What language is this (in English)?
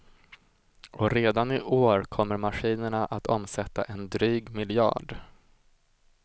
Swedish